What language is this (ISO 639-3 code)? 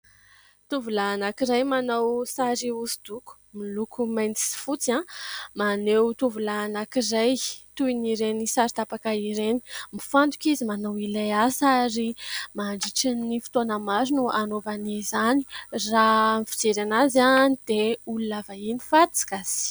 mlg